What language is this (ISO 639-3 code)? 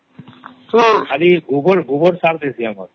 ori